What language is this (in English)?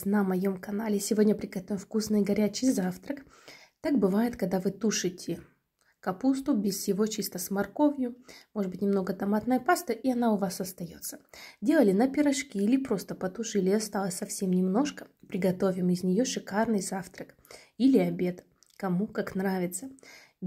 Russian